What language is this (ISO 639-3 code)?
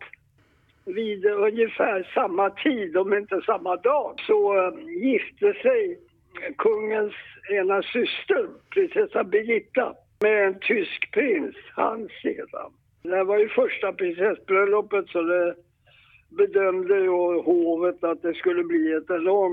swe